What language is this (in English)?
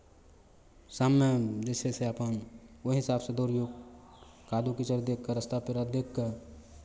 Maithili